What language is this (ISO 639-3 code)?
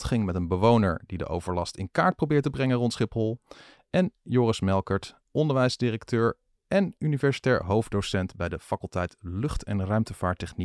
nld